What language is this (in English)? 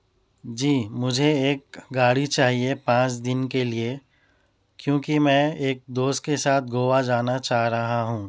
Urdu